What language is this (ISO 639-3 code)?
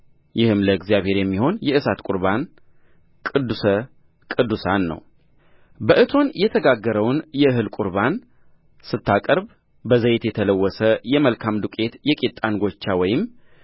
amh